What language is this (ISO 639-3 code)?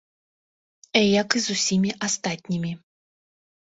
bel